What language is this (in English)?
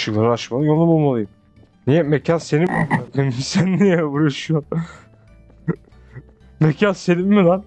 Turkish